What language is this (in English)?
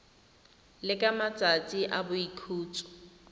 Tswana